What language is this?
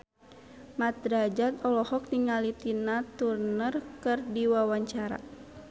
Sundanese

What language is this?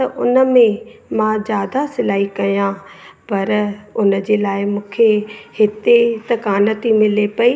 Sindhi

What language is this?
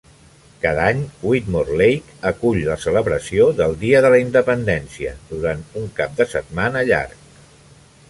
Catalan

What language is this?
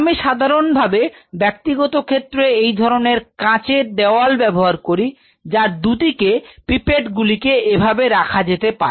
Bangla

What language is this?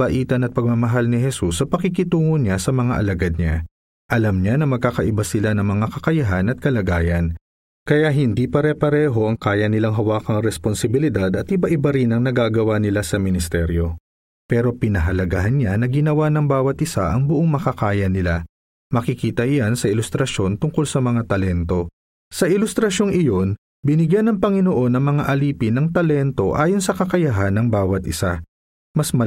Filipino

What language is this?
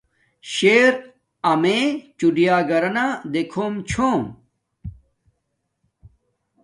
Domaaki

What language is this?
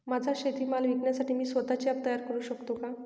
Marathi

